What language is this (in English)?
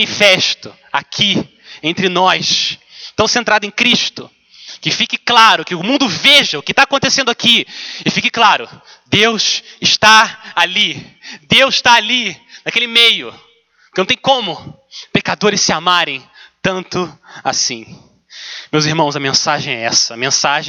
Portuguese